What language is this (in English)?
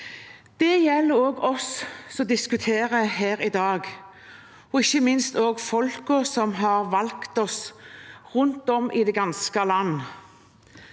Norwegian